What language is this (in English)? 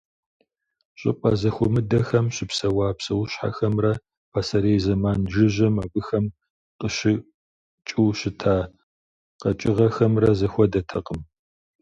Kabardian